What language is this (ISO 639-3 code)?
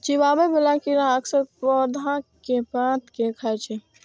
mai